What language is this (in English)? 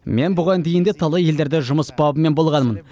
Kazakh